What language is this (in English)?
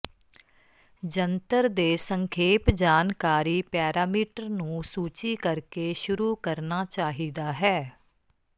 Punjabi